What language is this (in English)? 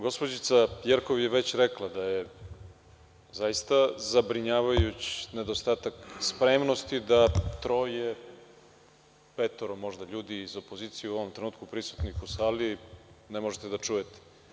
Serbian